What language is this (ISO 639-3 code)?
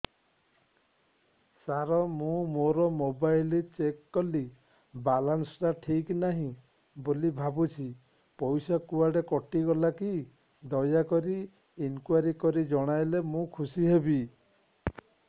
ori